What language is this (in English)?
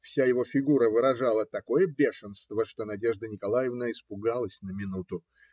Russian